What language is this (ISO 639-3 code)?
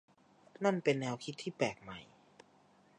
tha